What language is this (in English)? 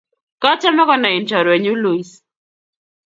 Kalenjin